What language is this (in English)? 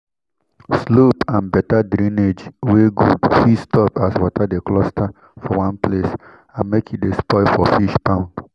Nigerian Pidgin